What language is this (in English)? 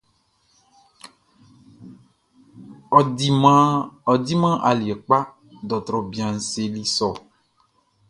Baoulé